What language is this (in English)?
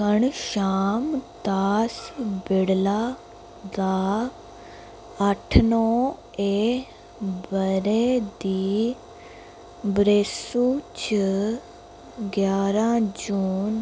Dogri